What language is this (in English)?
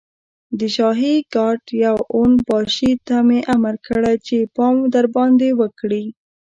Pashto